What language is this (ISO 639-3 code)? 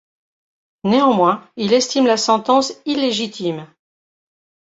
fra